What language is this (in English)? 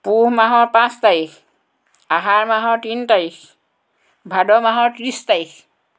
Assamese